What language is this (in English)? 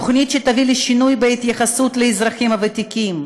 Hebrew